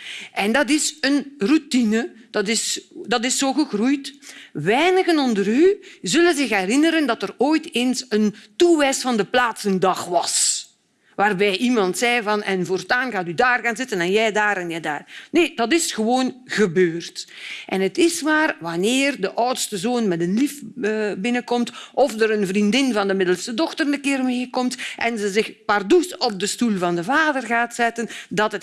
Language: Dutch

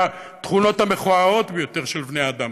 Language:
Hebrew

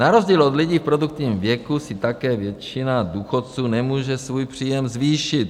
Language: Czech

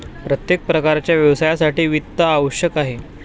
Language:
Marathi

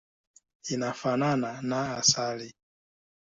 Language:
Swahili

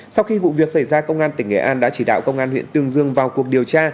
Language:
Vietnamese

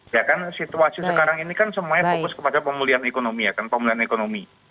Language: Indonesian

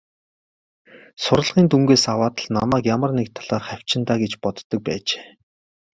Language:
Mongolian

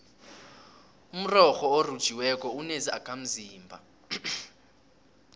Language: South Ndebele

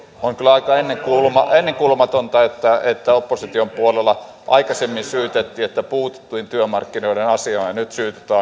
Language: Finnish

